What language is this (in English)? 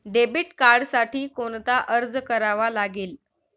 Marathi